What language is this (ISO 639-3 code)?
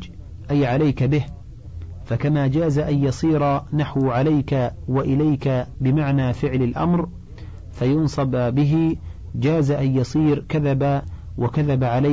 ara